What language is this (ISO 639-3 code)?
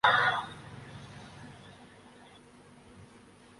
urd